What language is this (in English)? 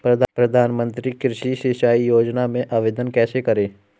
Hindi